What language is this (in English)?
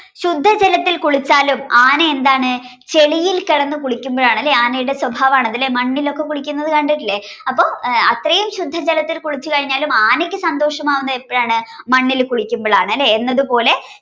Malayalam